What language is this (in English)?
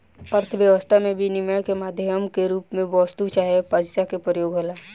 Bhojpuri